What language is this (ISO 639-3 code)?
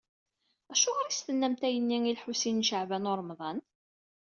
kab